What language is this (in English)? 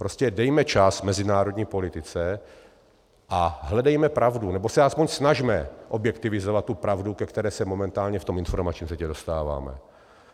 Czech